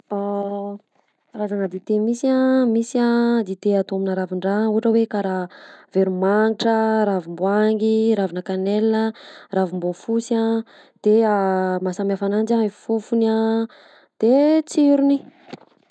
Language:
Southern Betsimisaraka Malagasy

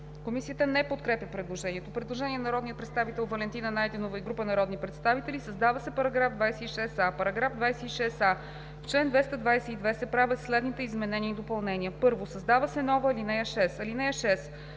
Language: Bulgarian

